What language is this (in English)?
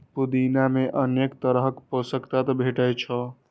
Maithili